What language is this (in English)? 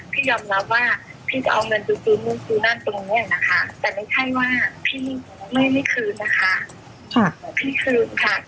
Thai